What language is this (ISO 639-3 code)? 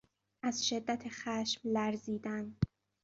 fas